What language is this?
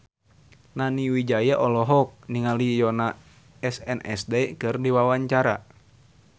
Sundanese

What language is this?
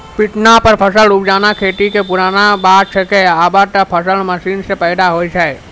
Maithili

